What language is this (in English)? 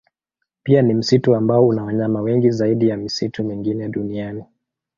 Swahili